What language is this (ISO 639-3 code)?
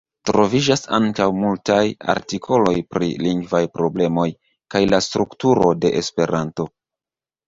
epo